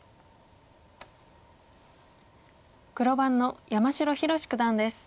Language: Japanese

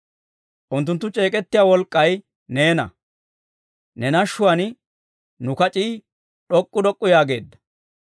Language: Dawro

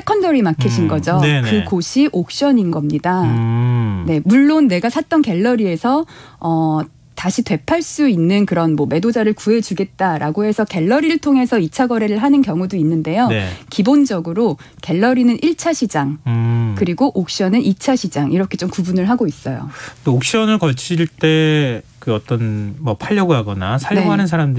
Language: Korean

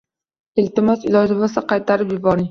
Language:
Uzbek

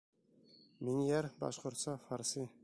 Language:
Bashkir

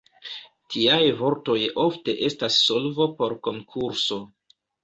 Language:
Esperanto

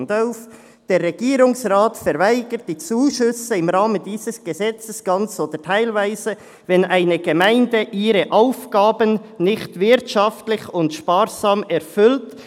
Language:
Swiss German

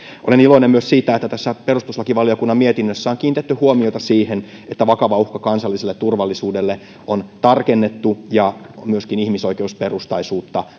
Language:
Finnish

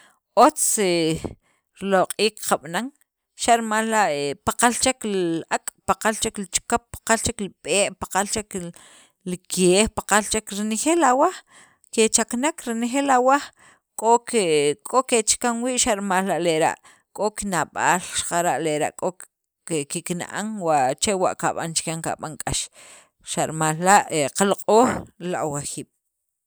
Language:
Sacapulteco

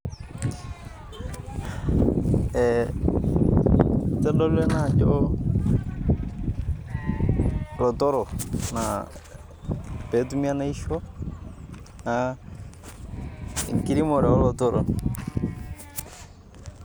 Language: Masai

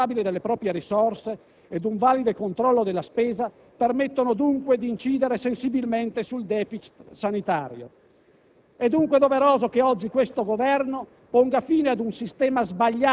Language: Italian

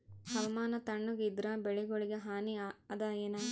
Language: Kannada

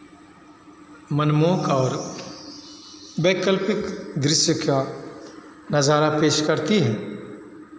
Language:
Hindi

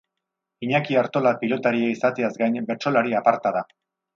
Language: Basque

